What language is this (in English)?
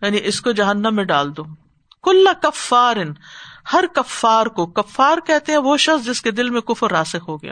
Urdu